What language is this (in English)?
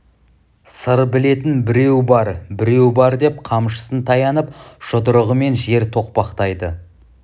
Kazakh